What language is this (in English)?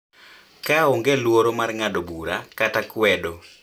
Luo (Kenya and Tanzania)